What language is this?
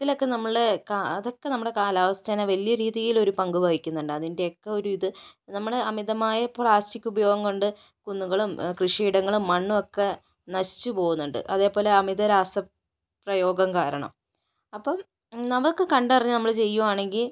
Malayalam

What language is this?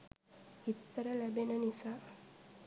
Sinhala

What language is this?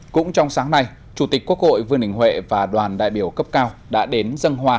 Vietnamese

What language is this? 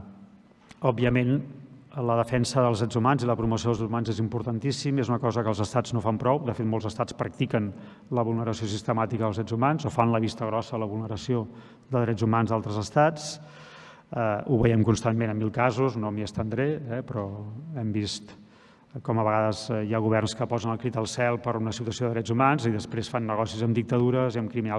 Catalan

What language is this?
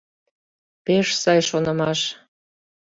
Mari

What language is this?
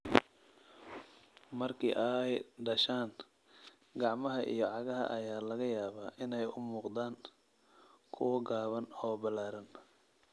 Somali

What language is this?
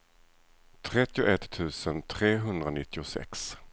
Swedish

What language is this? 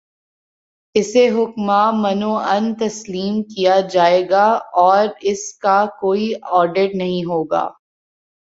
Urdu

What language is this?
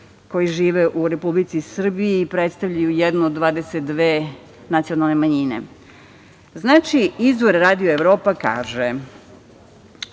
Serbian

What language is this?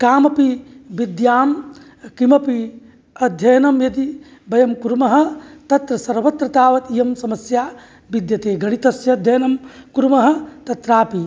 Sanskrit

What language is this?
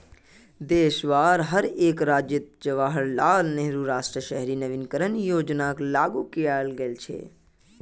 Magahi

